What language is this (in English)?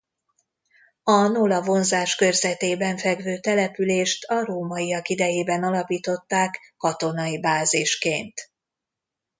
Hungarian